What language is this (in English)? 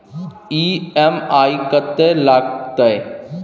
Maithili